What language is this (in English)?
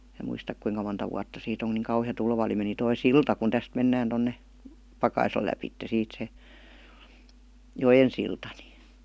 Finnish